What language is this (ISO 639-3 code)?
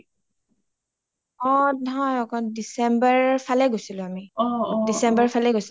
asm